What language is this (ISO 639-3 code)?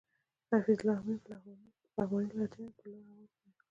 pus